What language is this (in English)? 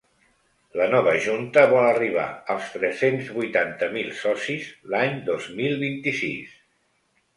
Catalan